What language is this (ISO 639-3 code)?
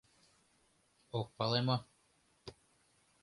chm